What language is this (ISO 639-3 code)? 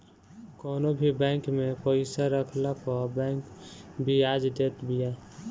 bho